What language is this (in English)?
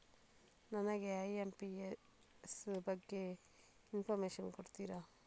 Kannada